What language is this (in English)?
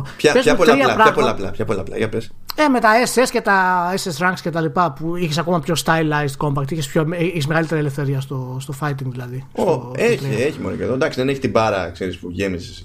Greek